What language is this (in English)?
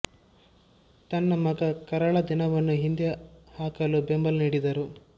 Kannada